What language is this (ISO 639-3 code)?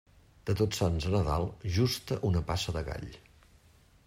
cat